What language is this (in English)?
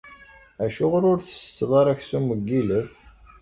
Kabyle